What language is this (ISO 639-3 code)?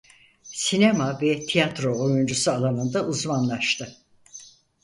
tur